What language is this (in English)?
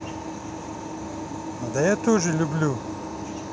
Russian